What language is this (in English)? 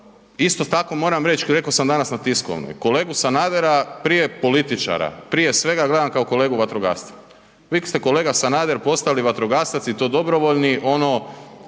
Croatian